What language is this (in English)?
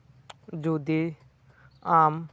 Santali